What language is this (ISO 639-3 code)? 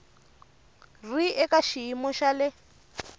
tso